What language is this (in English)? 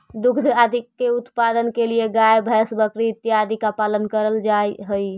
Magahi